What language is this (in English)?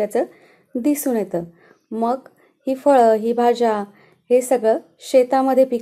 Hindi